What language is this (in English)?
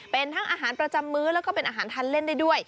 Thai